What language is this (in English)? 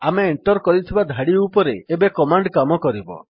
Odia